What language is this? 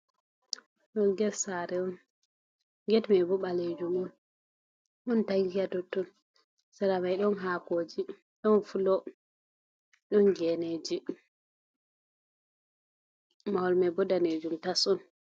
Fula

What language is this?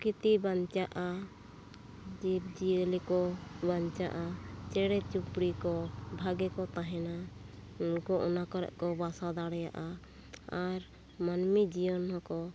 Santali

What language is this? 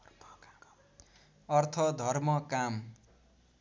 Nepali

